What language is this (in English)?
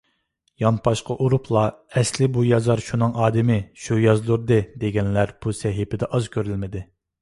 Uyghur